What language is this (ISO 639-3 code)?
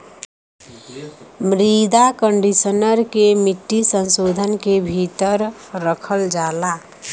bho